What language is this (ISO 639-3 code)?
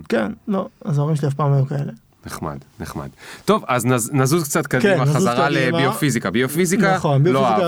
heb